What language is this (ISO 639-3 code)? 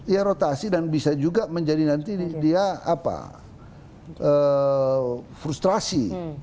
ind